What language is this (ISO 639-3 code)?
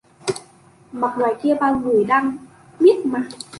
vie